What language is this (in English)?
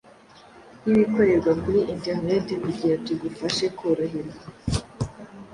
Kinyarwanda